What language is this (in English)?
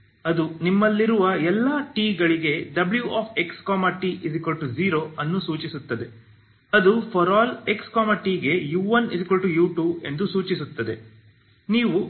Kannada